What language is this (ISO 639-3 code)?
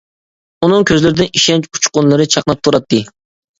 uig